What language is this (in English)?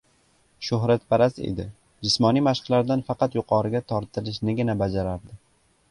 Uzbek